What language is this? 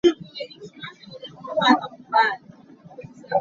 Hakha Chin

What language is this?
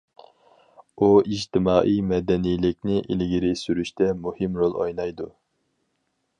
Uyghur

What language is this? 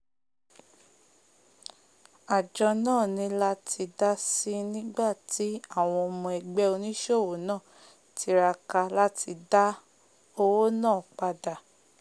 Yoruba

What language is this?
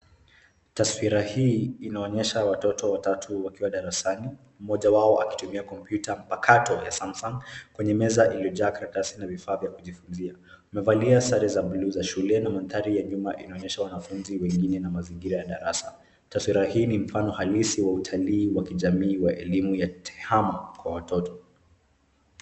Swahili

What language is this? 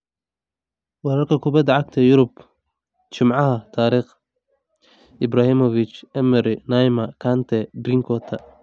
Somali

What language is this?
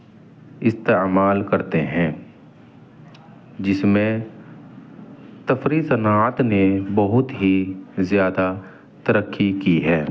Urdu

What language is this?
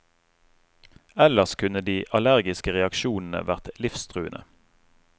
Norwegian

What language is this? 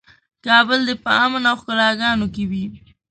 Pashto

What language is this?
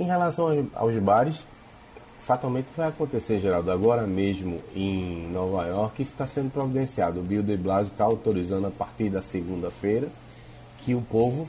Portuguese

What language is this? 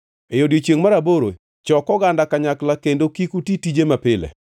Luo (Kenya and Tanzania)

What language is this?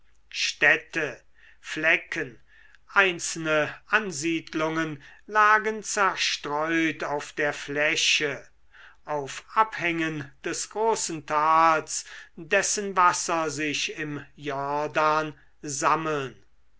German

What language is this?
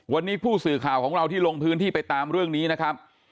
Thai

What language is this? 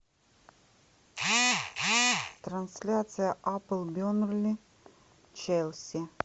Russian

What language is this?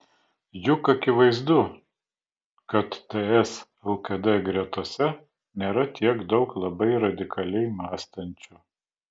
Lithuanian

